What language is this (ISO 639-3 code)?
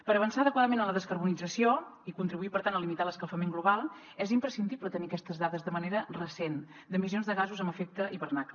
cat